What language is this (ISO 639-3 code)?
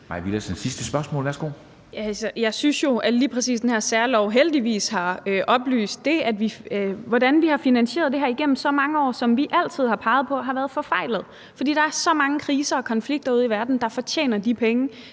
dan